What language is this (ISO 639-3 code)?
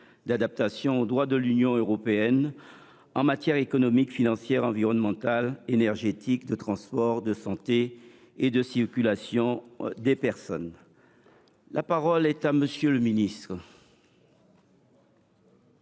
fra